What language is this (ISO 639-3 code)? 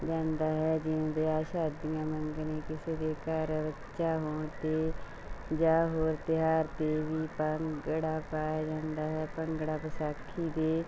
pan